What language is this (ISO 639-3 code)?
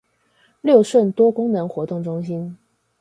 zho